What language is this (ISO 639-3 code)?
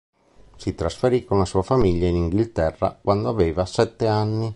ita